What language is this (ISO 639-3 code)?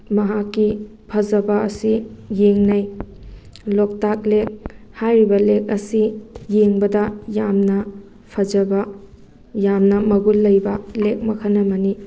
mni